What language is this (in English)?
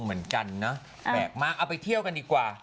Thai